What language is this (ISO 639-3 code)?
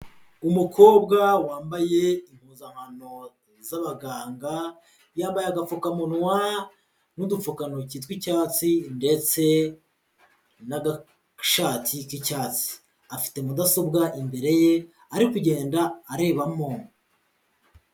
kin